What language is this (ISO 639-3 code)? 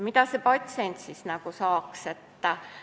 est